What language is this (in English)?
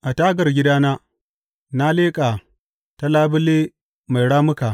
Hausa